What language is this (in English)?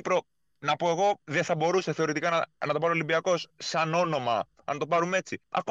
Greek